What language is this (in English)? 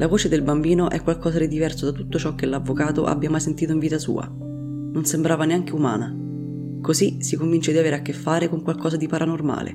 Italian